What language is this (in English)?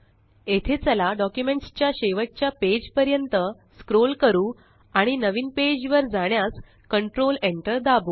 Marathi